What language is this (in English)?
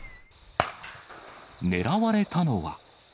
Japanese